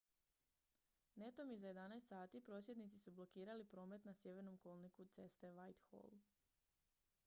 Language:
Croatian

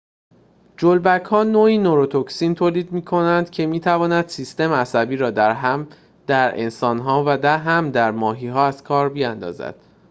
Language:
Persian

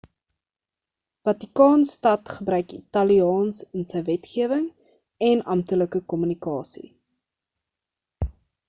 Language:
Afrikaans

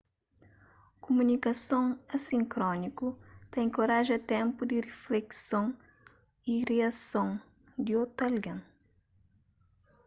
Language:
Kabuverdianu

